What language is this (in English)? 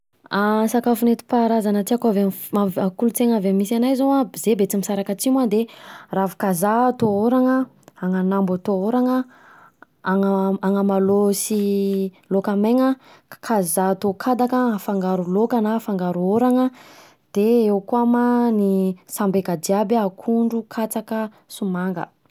Southern Betsimisaraka Malagasy